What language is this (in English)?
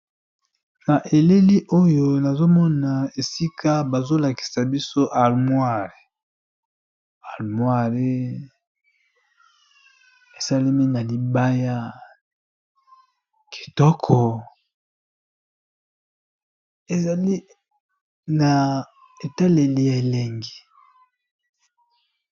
Lingala